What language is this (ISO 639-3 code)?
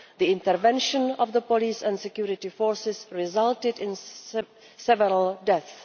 eng